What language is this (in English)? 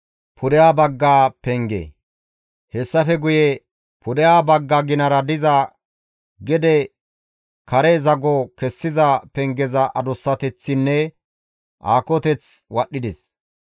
Gamo